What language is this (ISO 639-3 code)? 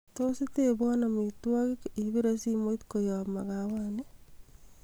kln